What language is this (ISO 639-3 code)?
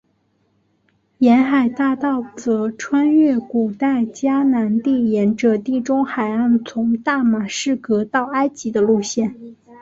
zho